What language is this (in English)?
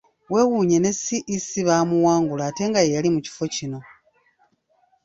Ganda